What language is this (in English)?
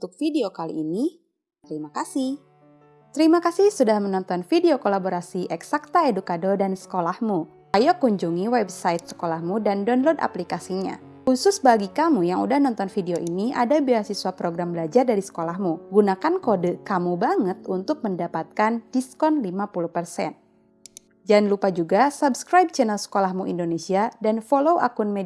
Indonesian